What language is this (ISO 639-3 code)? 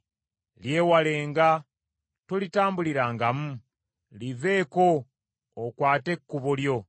lug